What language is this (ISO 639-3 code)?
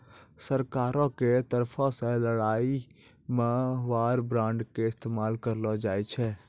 mai